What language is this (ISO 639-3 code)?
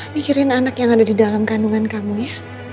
ind